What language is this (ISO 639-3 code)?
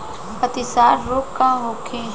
bho